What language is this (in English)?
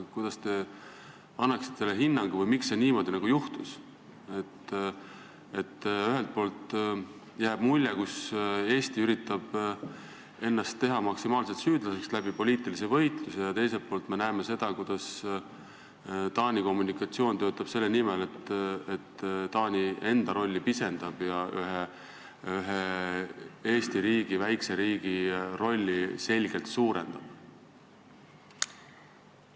Estonian